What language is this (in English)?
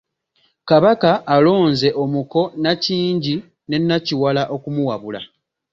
Ganda